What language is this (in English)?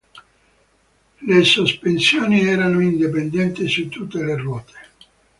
Italian